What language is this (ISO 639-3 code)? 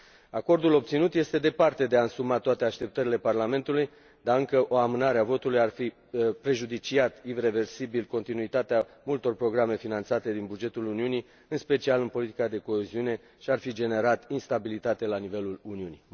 ron